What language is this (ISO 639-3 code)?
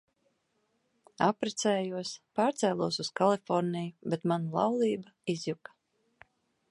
lav